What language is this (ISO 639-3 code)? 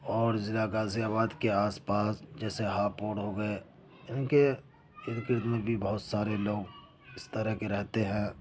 urd